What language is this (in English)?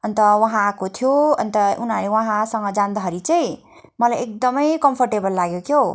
Nepali